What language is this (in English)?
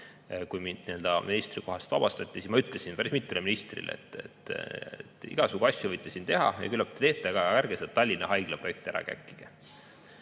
Estonian